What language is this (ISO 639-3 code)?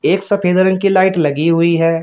hin